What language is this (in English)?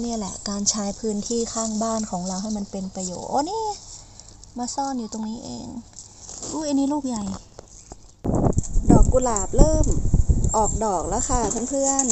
Thai